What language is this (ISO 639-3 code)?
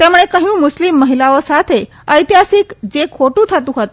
guj